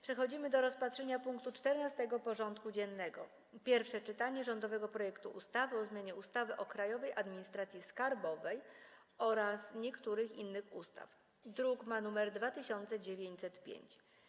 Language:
Polish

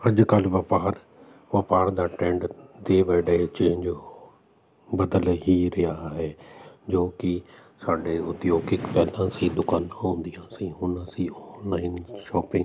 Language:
Punjabi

